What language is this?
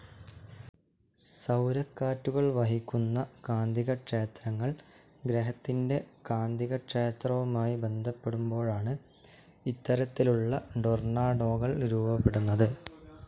Malayalam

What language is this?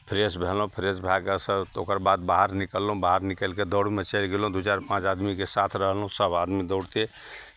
Maithili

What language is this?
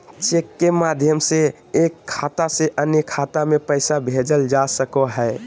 Magahi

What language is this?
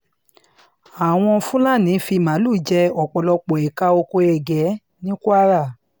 Yoruba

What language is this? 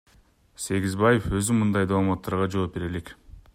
Kyrgyz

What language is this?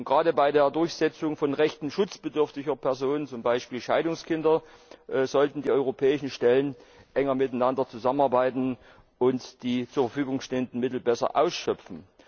German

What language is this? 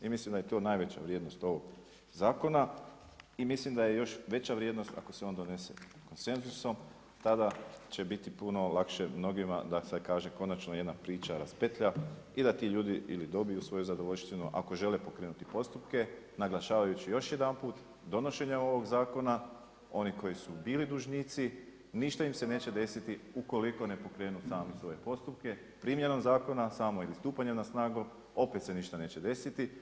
Croatian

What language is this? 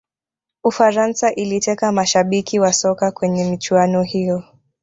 Swahili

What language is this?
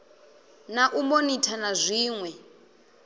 Venda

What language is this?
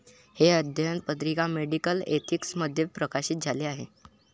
Marathi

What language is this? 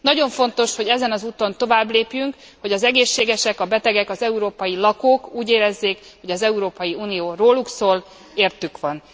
Hungarian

